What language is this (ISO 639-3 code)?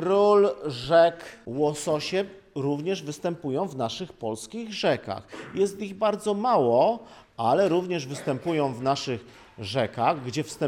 pol